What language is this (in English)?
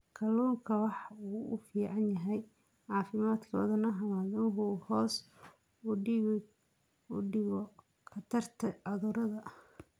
Somali